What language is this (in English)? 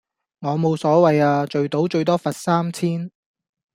Cantonese